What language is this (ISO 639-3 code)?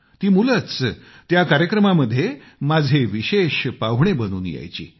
mar